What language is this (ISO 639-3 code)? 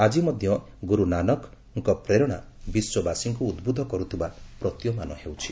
ori